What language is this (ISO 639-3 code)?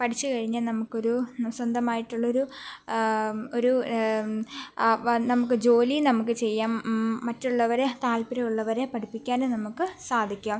mal